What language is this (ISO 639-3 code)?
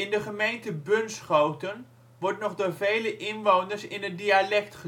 nld